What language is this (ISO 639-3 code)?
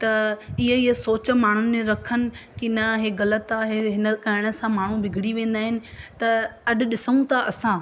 snd